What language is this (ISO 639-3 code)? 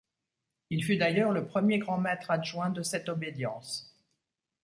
fra